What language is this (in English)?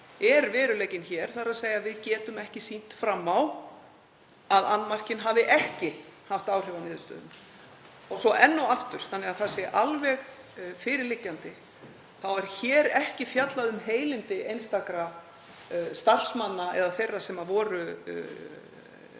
Icelandic